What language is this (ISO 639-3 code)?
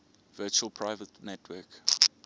eng